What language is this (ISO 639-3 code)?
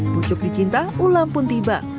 ind